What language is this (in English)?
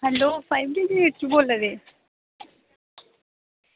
Dogri